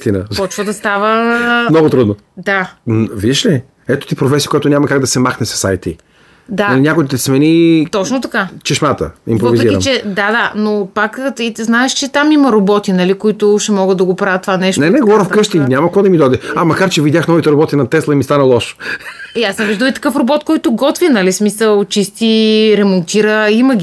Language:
Bulgarian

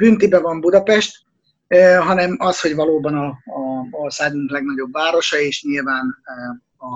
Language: Hungarian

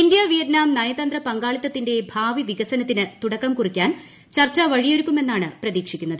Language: Malayalam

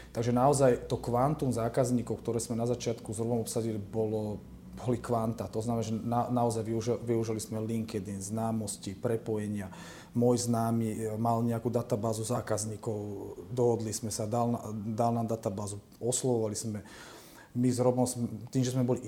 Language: Slovak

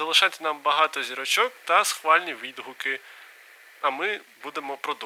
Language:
Ukrainian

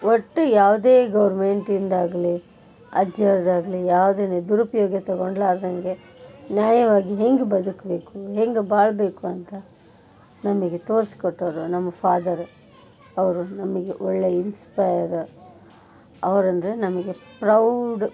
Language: Kannada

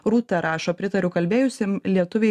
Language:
Lithuanian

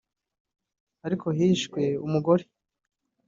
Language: Kinyarwanda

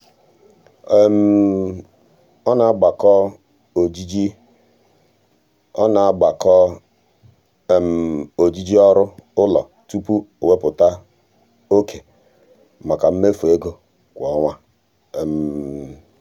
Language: Igbo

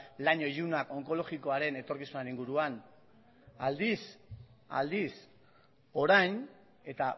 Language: Basque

